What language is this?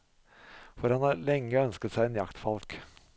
Norwegian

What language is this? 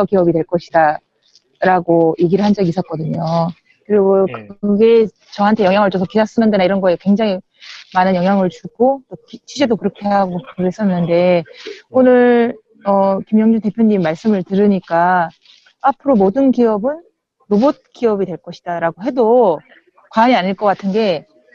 Korean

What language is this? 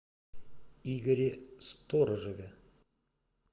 Russian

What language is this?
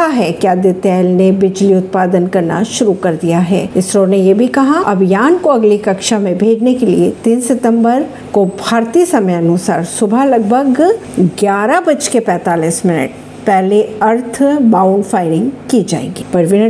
Hindi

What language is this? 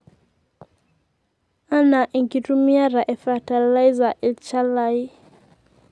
Masai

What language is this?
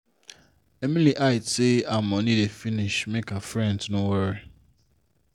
Nigerian Pidgin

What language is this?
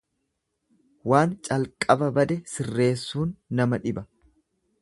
Oromo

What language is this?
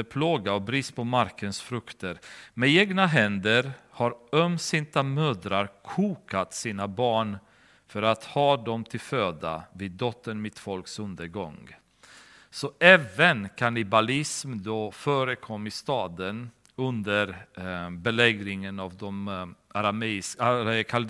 Swedish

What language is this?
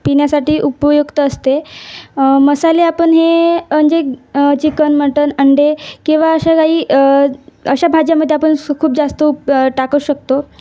Marathi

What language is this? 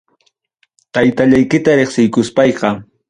Ayacucho Quechua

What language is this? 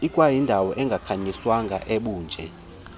Xhosa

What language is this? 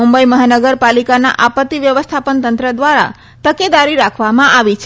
Gujarati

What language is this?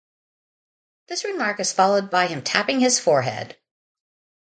English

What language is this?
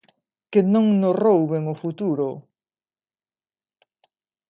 Galician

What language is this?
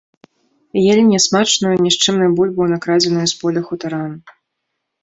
Belarusian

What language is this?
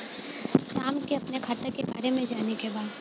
Bhojpuri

